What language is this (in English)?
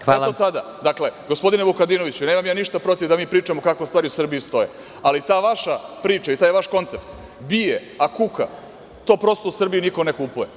Serbian